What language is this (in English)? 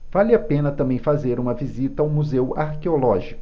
Portuguese